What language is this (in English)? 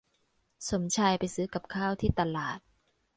Thai